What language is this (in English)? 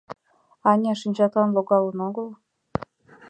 Mari